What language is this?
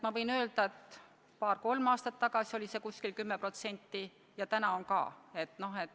Estonian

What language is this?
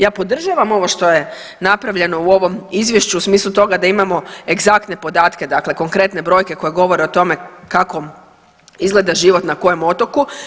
Croatian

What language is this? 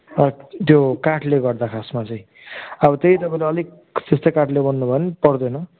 Nepali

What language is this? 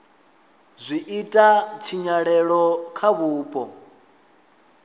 Venda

